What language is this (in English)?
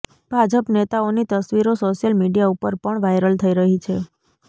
Gujarati